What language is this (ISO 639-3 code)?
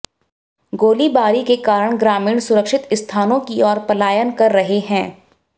hin